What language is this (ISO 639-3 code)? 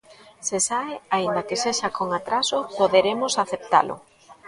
glg